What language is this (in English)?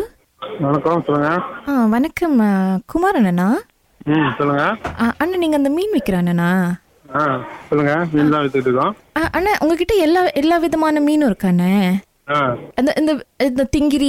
Tamil